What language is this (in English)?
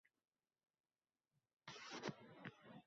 Uzbek